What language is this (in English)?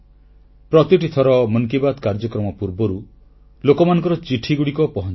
Odia